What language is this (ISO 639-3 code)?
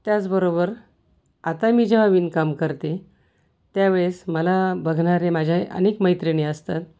mar